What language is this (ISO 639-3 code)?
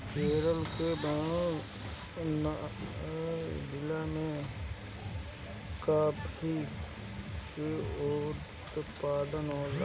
bho